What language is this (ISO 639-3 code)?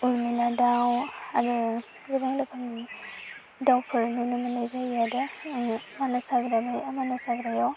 brx